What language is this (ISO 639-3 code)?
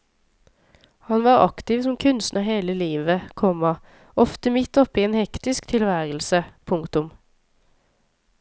nor